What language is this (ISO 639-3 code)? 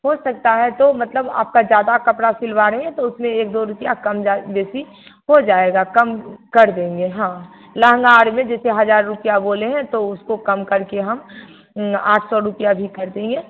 hin